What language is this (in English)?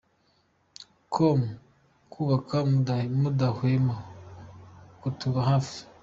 Kinyarwanda